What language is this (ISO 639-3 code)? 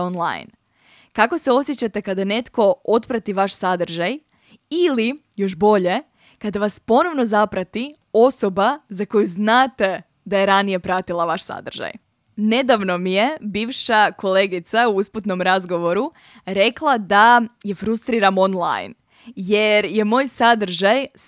hrv